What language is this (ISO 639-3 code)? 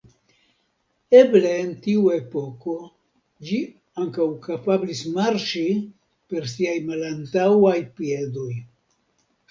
epo